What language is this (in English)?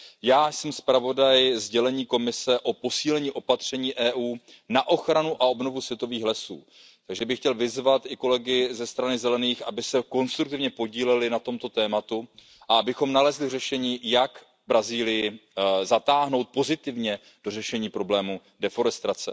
Czech